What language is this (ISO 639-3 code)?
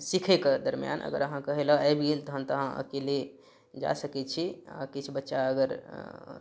mai